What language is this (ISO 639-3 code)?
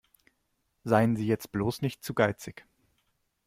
deu